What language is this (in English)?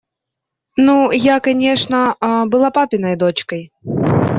Russian